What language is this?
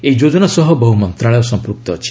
Odia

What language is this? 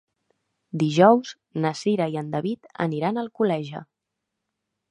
Catalan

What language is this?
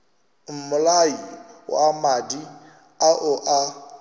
Northern Sotho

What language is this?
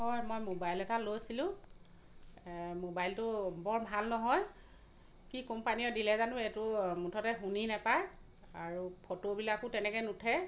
Assamese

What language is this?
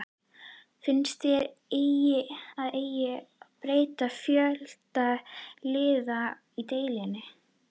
Icelandic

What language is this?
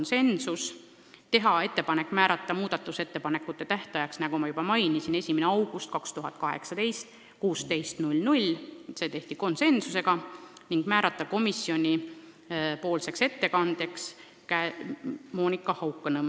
Estonian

